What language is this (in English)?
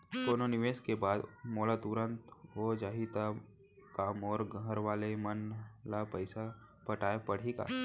Chhattisgarhi